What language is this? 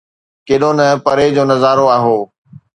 Sindhi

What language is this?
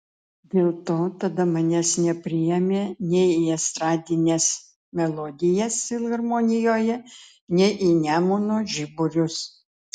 Lithuanian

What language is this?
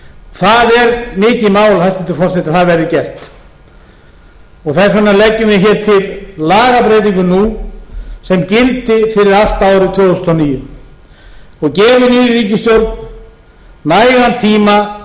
Icelandic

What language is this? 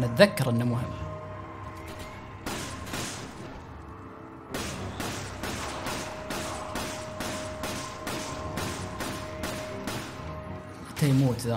Arabic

